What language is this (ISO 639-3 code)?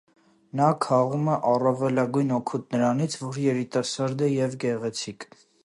hye